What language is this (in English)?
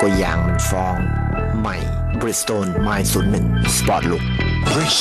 Thai